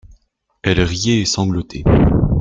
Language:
French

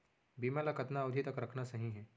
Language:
Chhattisgarhi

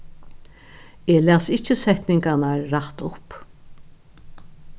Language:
Faroese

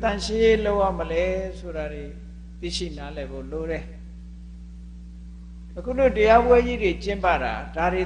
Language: English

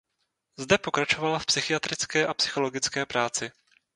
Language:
Czech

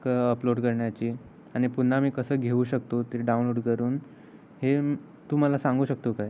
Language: Marathi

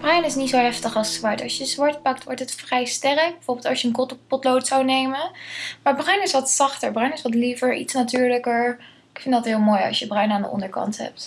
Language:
Dutch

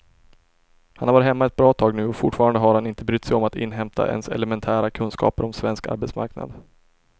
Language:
Swedish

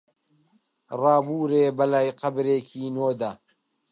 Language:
Central Kurdish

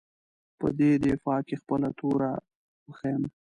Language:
Pashto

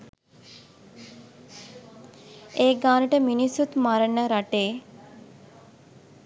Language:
Sinhala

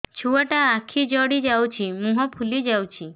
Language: Odia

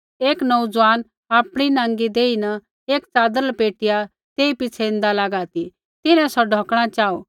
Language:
Kullu Pahari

